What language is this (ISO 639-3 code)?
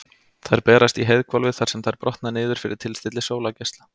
isl